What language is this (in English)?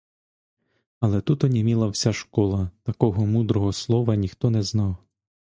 Ukrainian